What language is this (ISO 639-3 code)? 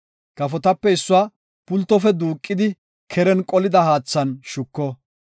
gof